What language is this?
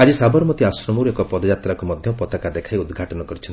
Odia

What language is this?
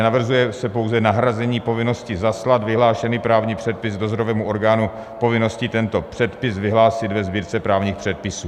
Czech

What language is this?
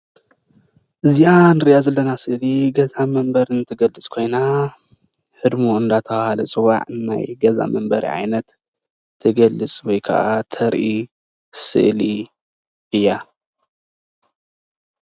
Tigrinya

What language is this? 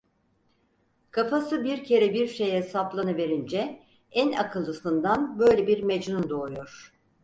Turkish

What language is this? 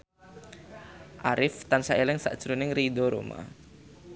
Javanese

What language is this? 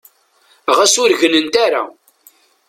Kabyle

